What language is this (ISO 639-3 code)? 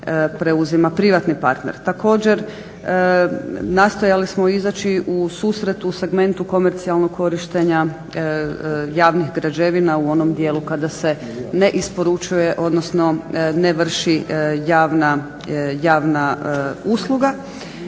hrv